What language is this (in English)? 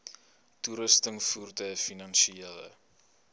Afrikaans